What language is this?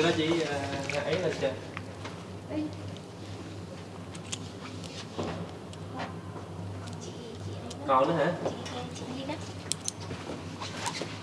Vietnamese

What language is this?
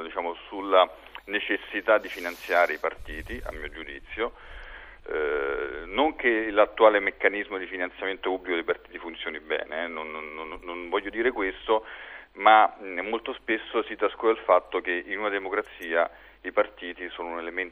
Italian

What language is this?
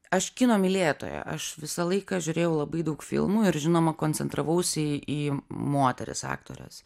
Lithuanian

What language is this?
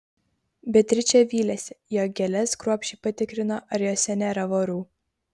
Lithuanian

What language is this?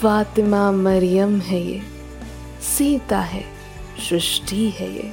Hindi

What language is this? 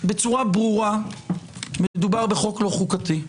Hebrew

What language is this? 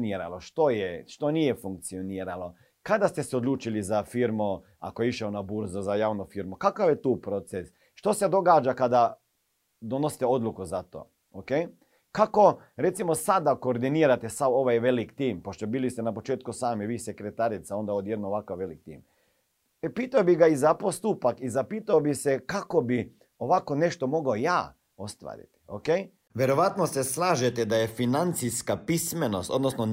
Croatian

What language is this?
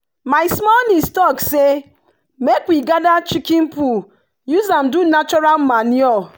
Nigerian Pidgin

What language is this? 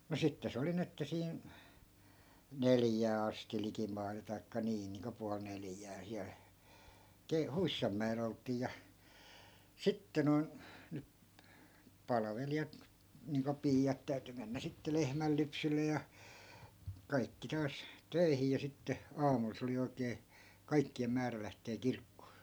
Finnish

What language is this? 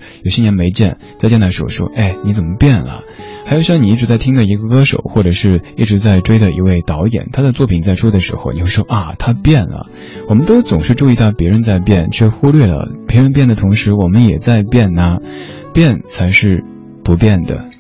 Chinese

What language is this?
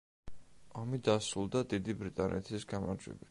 Georgian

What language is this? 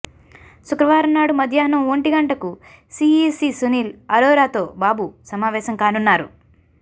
Telugu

